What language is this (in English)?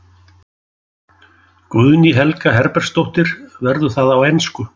Icelandic